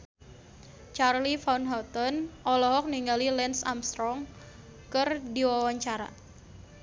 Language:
Sundanese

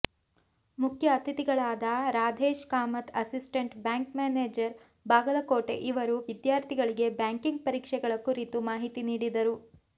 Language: Kannada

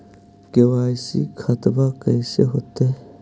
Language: Magahi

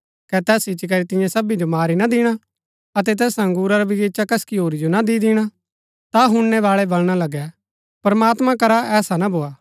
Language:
Gaddi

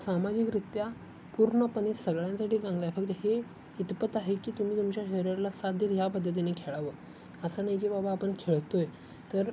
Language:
Marathi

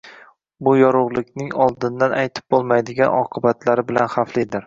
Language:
Uzbek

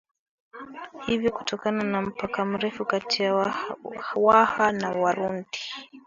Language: Swahili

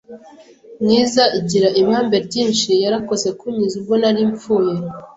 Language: Kinyarwanda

